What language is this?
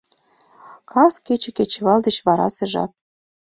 Mari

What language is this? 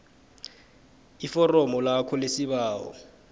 South Ndebele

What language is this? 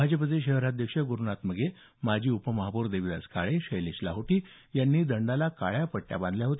Marathi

